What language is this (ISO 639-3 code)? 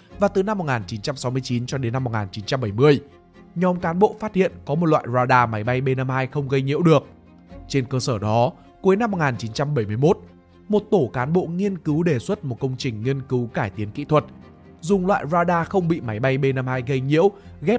vie